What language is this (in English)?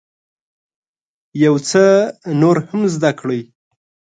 Pashto